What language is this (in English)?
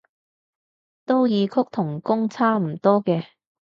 Cantonese